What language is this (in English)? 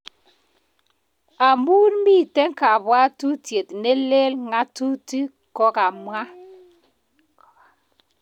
Kalenjin